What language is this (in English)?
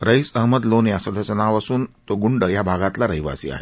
Marathi